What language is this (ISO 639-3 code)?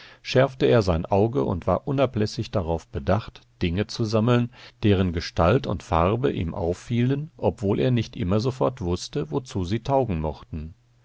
deu